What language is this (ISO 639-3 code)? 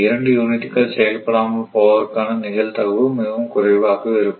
tam